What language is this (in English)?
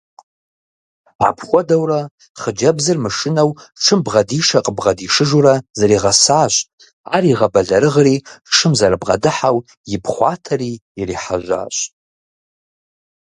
Kabardian